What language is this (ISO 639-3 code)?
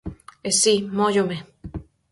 glg